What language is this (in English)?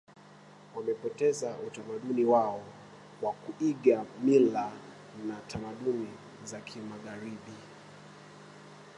Swahili